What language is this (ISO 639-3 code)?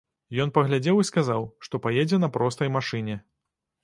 bel